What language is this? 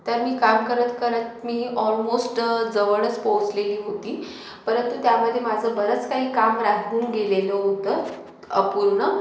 Marathi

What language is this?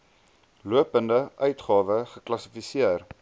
Afrikaans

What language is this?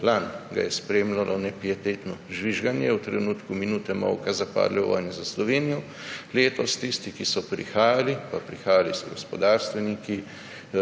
Slovenian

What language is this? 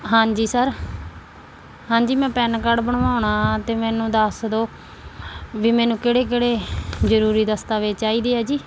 Punjabi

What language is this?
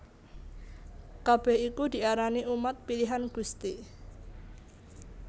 Javanese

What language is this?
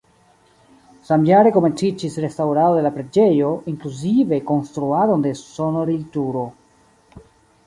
Esperanto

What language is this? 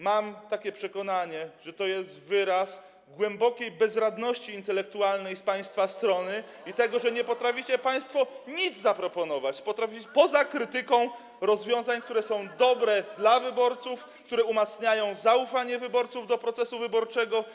Polish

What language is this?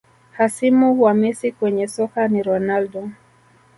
Swahili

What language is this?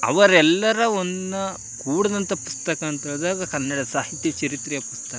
Kannada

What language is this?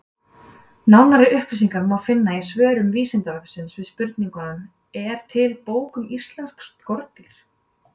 Icelandic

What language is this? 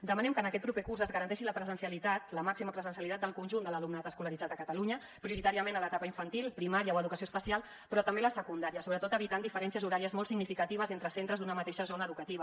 Catalan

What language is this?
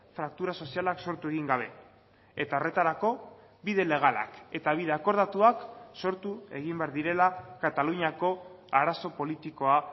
Basque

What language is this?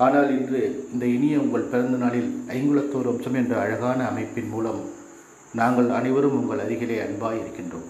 Tamil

